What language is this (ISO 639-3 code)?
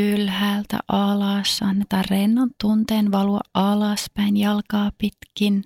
fin